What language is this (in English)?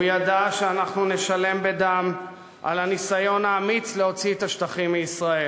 Hebrew